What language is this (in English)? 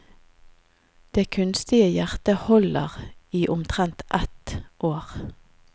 Norwegian